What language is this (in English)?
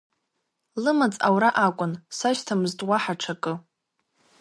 Abkhazian